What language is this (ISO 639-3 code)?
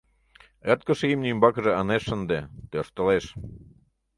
chm